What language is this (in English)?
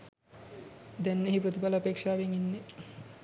Sinhala